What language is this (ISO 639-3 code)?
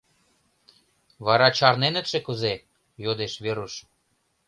chm